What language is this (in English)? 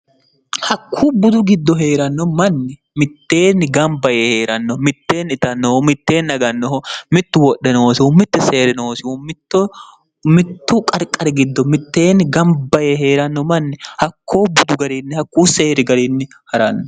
Sidamo